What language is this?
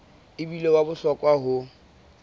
Southern Sotho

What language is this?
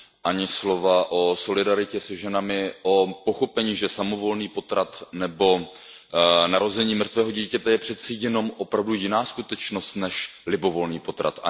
Czech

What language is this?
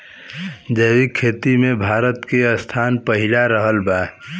Bhojpuri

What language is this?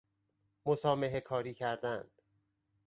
Persian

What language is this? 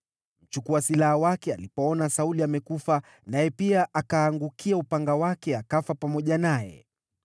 Swahili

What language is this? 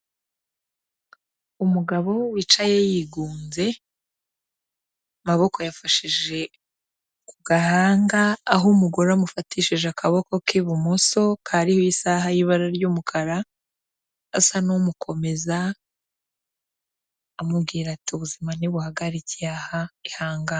Kinyarwanda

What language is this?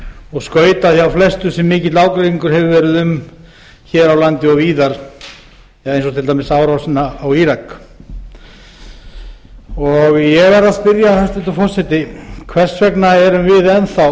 Icelandic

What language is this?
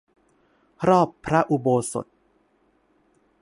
Thai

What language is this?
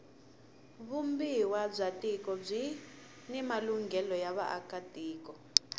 Tsonga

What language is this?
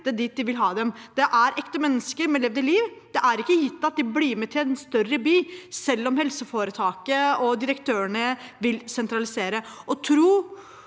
Norwegian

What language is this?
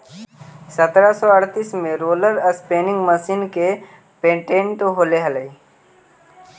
Magahi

